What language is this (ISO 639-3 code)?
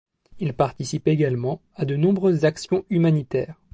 fra